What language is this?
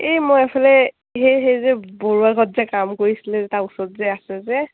Assamese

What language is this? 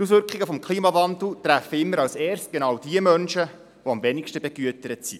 Swiss German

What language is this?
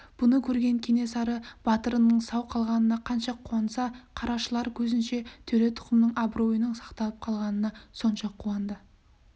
Kazakh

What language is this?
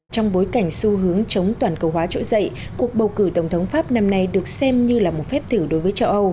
Vietnamese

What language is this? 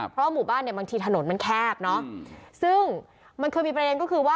Thai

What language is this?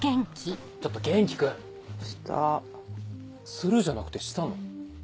Japanese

